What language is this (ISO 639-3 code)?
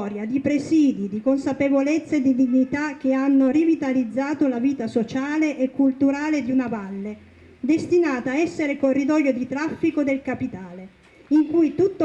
ita